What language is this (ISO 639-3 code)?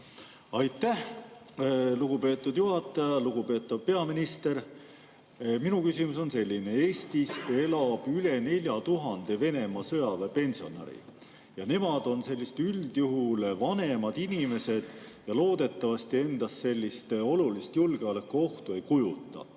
est